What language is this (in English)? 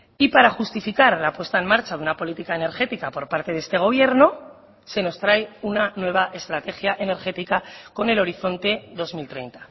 Spanish